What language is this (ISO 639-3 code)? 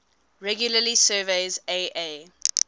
eng